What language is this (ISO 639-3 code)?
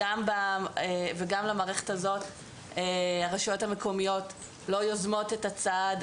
heb